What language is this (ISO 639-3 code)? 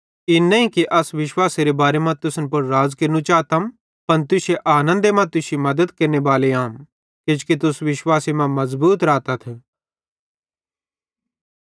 bhd